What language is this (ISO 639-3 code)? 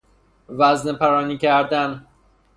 fas